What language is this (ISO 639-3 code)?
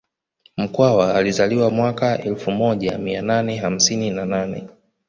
swa